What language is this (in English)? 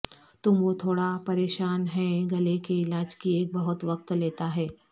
Urdu